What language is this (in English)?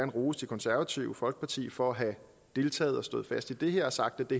Danish